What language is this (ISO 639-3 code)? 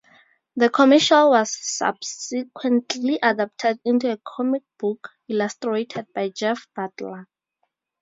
eng